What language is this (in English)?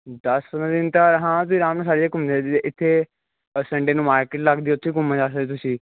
Punjabi